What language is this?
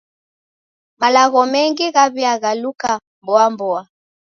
Taita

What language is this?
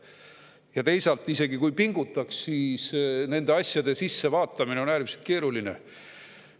Estonian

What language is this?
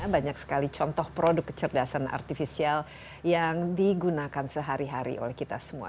Indonesian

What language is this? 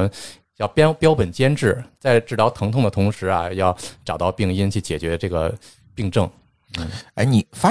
Chinese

